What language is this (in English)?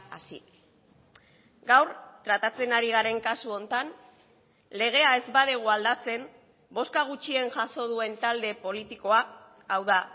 Basque